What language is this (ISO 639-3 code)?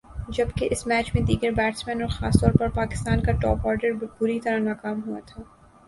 urd